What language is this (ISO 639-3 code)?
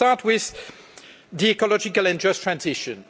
eng